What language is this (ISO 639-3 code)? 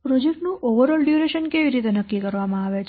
guj